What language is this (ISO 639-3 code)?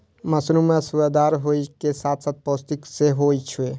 mai